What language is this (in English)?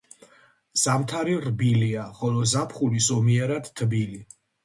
Georgian